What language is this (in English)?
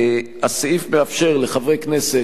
Hebrew